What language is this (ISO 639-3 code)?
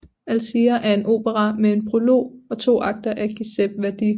dan